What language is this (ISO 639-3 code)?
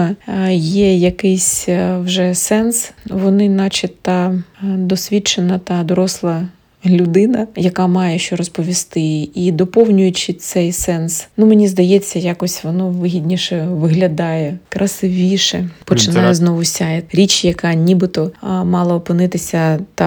ukr